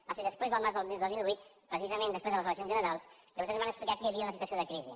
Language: Catalan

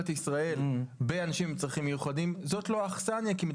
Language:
Hebrew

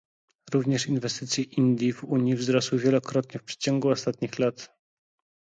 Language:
Polish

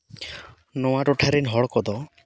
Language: Santali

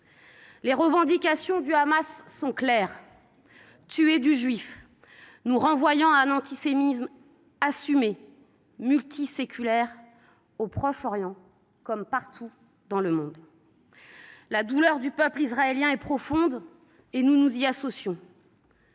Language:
French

